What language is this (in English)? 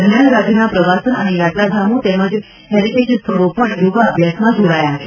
Gujarati